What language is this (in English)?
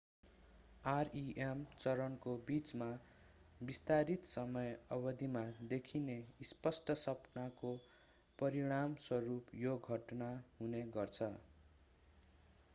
Nepali